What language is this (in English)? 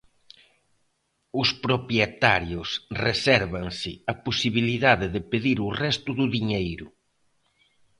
Galician